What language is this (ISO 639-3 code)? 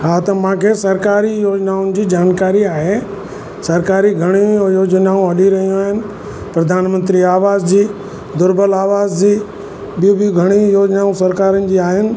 snd